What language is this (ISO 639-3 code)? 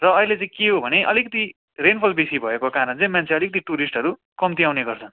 nep